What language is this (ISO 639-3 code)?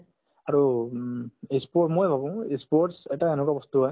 asm